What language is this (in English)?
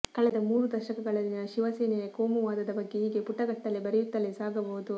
Kannada